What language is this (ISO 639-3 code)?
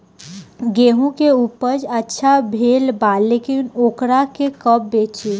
bho